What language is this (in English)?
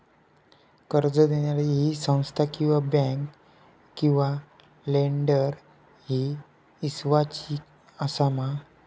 Marathi